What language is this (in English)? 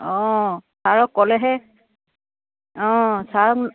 Assamese